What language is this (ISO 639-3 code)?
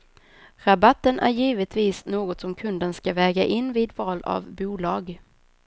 swe